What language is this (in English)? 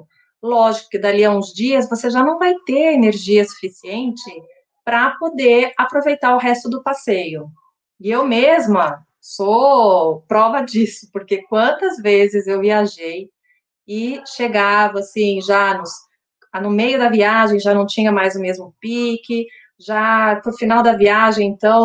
Portuguese